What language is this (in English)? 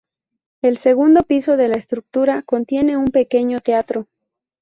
Spanish